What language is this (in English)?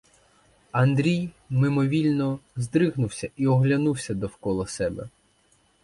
Ukrainian